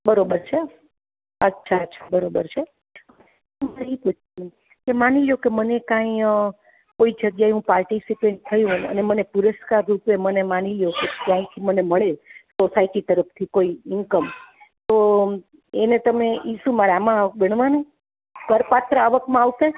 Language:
Gujarati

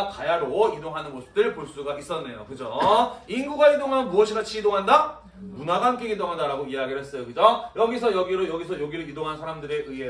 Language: Korean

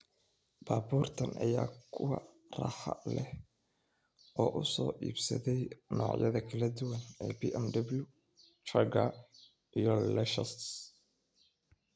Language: Somali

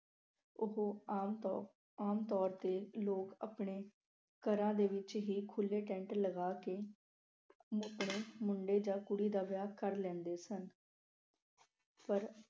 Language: Punjabi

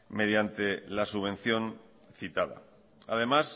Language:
Spanish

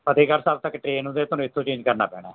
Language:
Punjabi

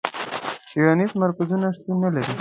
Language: Pashto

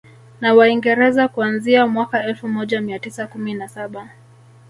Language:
Swahili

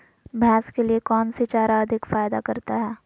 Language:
Magahi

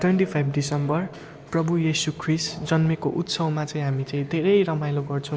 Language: Nepali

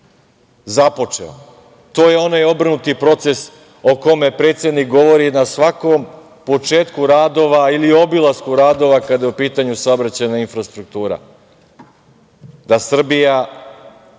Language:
Serbian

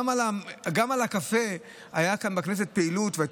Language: Hebrew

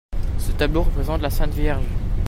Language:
French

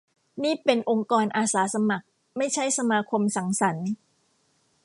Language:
Thai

